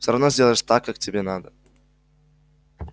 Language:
Russian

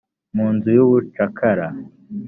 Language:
Kinyarwanda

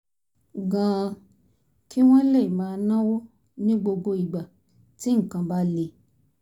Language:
Yoruba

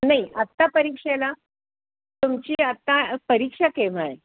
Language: Marathi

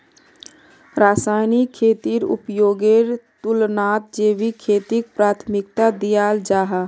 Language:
Magahi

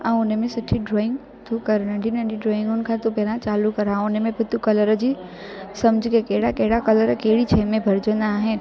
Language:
Sindhi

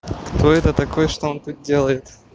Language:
Russian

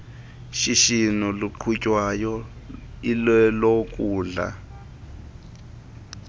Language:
Xhosa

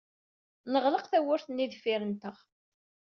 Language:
Kabyle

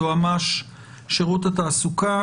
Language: Hebrew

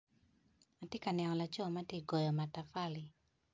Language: Acoli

